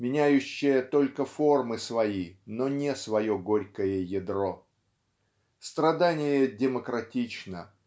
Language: Russian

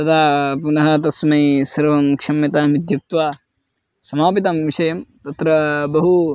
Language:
Sanskrit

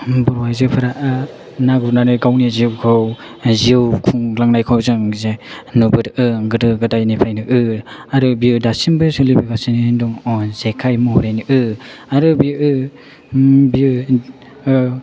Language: Bodo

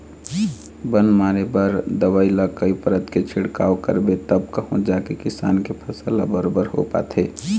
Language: Chhattisgarhi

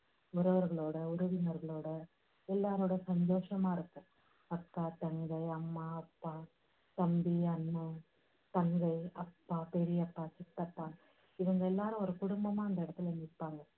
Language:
Tamil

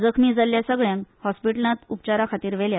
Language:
Konkani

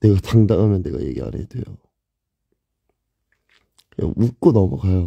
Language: Korean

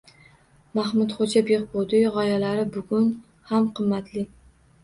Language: Uzbek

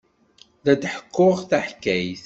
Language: Kabyle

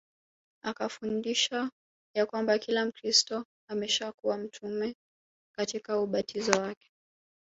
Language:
Swahili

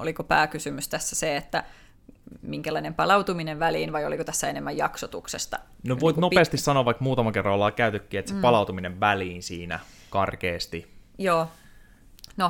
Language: Finnish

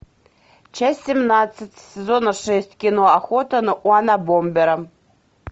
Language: Russian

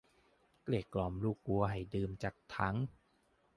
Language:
Thai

